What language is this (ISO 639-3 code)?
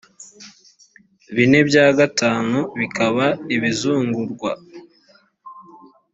kin